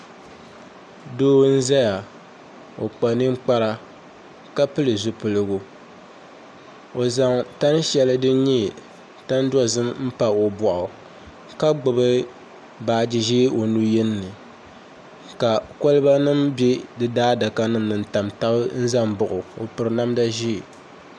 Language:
Dagbani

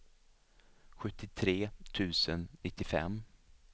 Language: Swedish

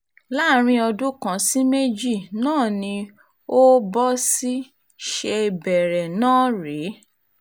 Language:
Yoruba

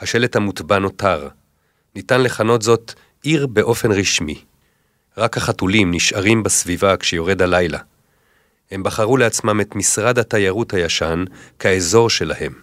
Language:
Hebrew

